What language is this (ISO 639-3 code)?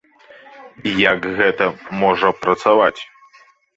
bel